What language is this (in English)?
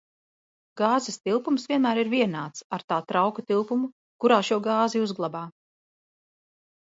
Latvian